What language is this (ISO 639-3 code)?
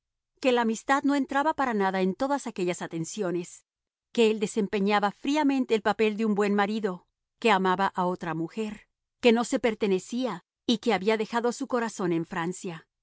spa